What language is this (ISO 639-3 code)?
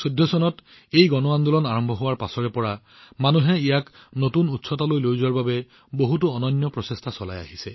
asm